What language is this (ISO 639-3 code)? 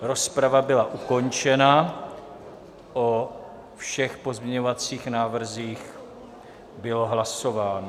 ces